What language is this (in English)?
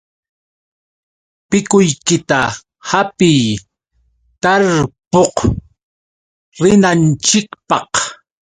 Yauyos Quechua